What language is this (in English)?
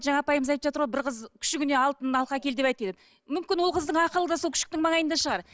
Kazakh